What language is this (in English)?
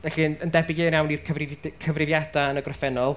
Welsh